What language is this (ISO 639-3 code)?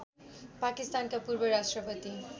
nep